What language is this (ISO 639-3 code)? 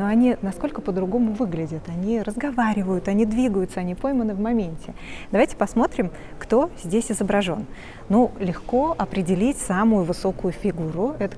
rus